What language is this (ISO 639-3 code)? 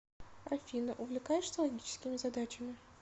rus